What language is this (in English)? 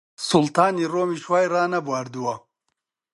Central Kurdish